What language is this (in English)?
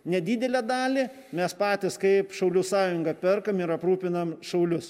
Lithuanian